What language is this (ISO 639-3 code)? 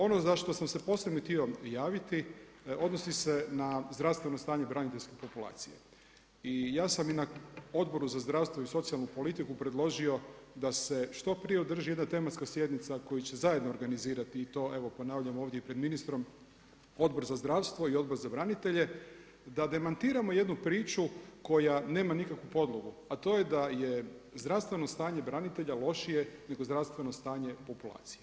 hrv